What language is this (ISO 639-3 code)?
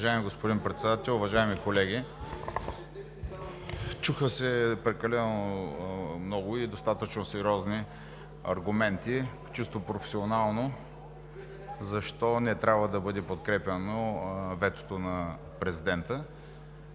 bul